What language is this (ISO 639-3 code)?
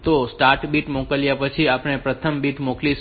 guj